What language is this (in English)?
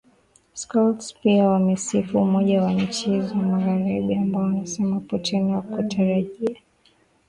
Swahili